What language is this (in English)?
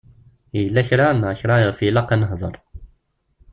Kabyle